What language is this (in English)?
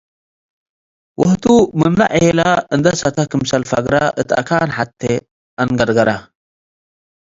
Tigre